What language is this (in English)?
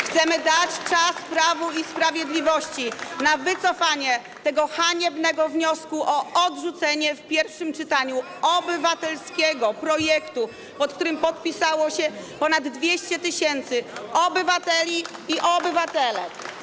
Polish